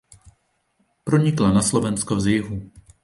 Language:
Czech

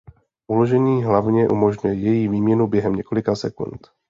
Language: Czech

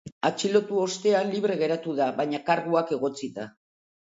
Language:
Basque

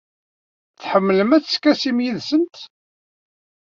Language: Kabyle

